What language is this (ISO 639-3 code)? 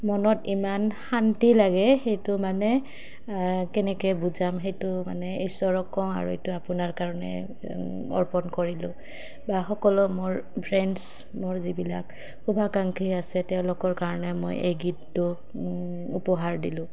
asm